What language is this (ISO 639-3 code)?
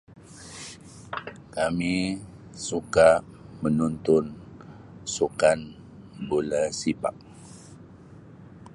msi